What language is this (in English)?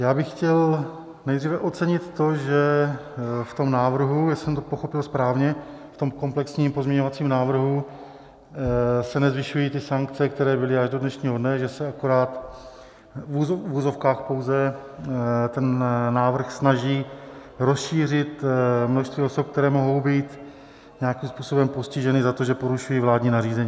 Czech